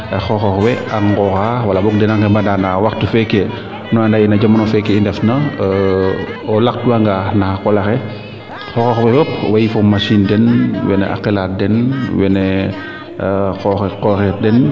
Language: Serer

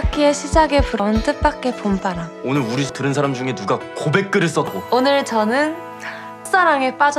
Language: Korean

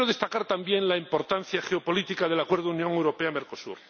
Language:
Spanish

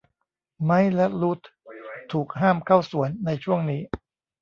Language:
Thai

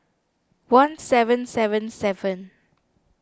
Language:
English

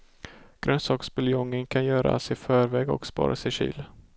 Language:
Swedish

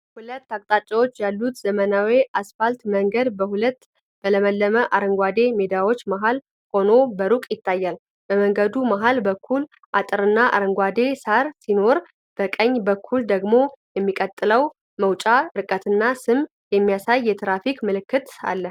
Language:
Amharic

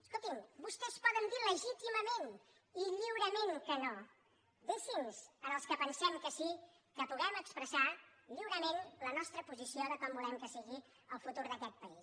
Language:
Catalan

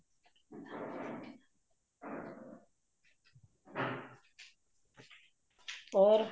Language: Punjabi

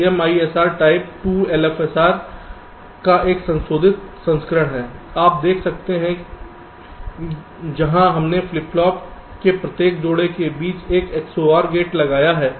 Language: Hindi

